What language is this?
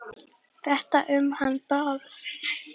Icelandic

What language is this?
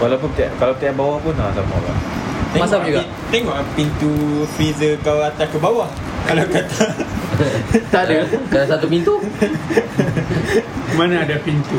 Malay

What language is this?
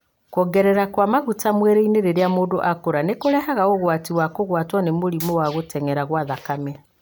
Kikuyu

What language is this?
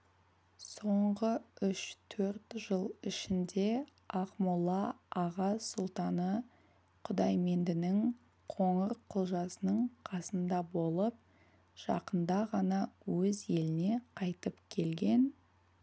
Kazakh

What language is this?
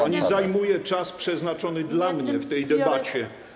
Polish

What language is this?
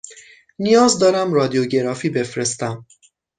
Persian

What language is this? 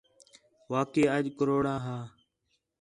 Khetrani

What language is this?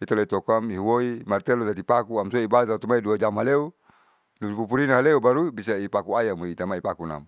Saleman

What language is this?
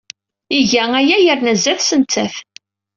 Kabyle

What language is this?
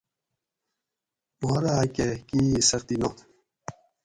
Gawri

